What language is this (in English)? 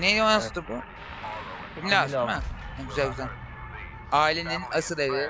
Turkish